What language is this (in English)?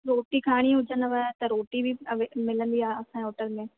Sindhi